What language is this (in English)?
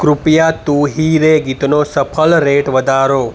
Gujarati